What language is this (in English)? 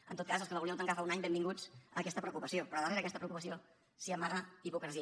Catalan